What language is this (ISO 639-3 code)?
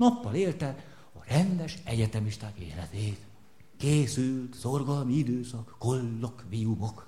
hun